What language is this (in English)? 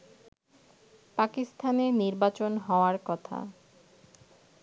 Bangla